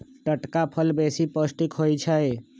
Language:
Magahi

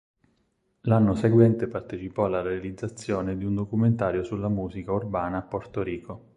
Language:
Italian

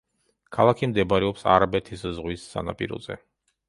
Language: Georgian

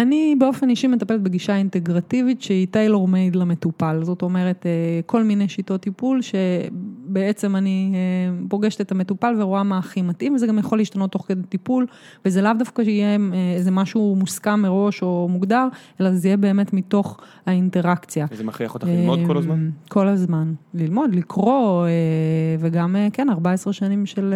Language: Hebrew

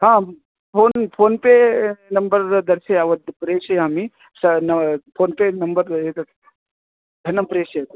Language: Sanskrit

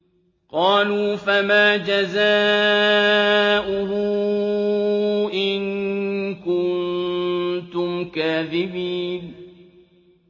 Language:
Arabic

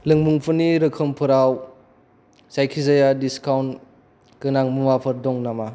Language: Bodo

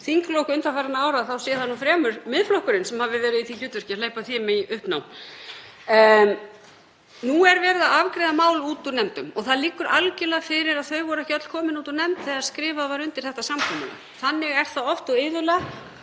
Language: Icelandic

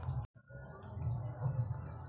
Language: Chhattisgarhi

